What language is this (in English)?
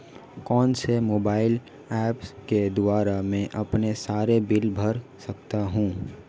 Hindi